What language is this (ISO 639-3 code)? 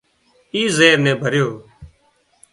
kxp